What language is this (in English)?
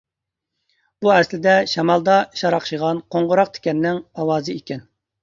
Uyghur